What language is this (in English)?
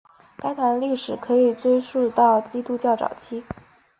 Chinese